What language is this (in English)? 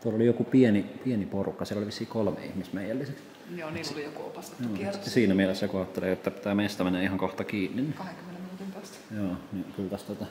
Finnish